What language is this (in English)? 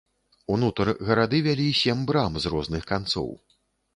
Belarusian